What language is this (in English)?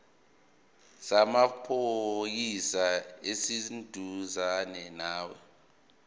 Zulu